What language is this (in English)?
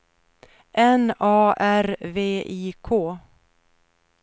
Swedish